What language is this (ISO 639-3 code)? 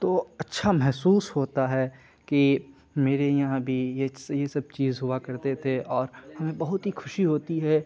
urd